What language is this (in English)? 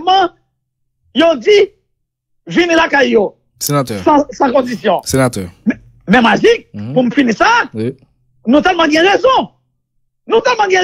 French